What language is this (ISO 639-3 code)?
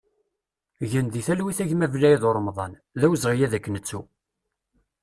kab